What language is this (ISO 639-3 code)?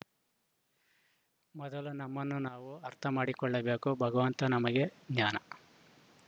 kan